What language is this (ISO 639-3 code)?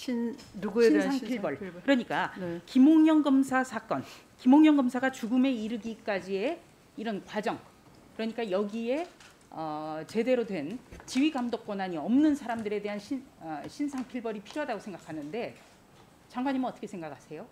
kor